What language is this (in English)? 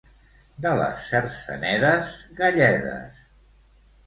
Catalan